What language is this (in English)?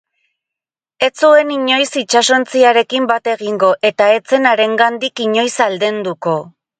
Basque